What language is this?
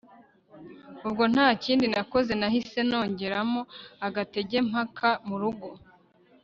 Kinyarwanda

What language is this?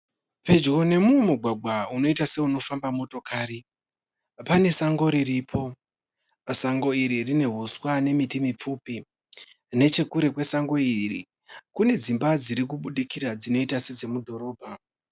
Shona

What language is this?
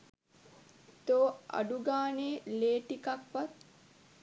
Sinhala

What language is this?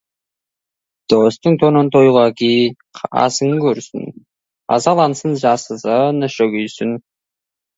Kazakh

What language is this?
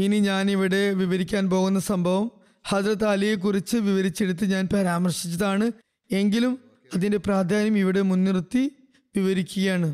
Malayalam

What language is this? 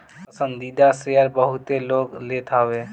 Bhojpuri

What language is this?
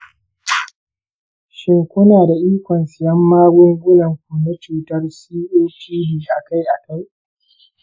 Hausa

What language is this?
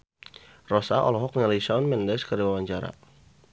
Sundanese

